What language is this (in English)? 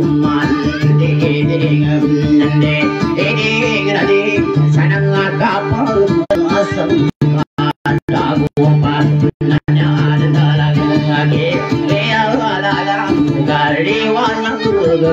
Indonesian